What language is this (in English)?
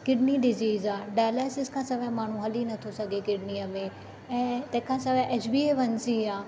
Sindhi